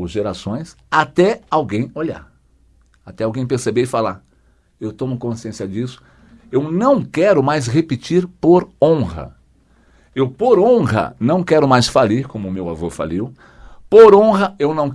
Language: Portuguese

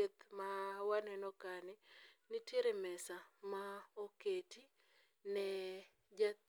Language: Luo (Kenya and Tanzania)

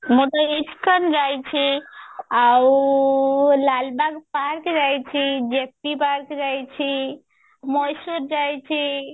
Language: Odia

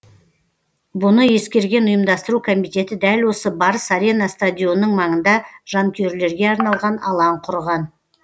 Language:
Kazakh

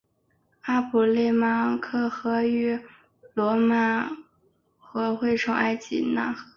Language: Chinese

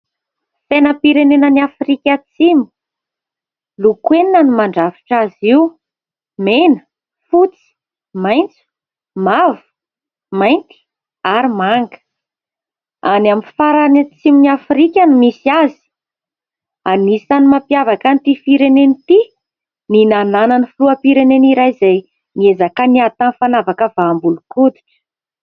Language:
Malagasy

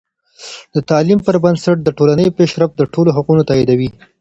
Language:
Pashto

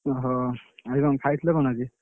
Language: Odia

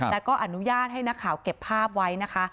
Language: Thai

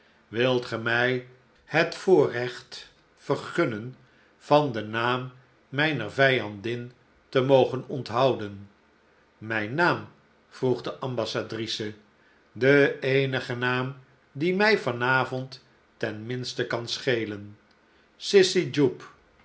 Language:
Dutch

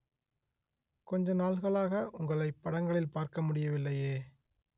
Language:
Tamil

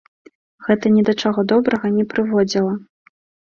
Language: Belarusian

